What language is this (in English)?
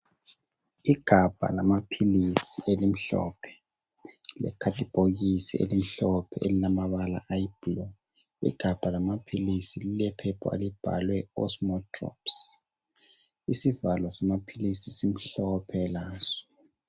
North Ndebele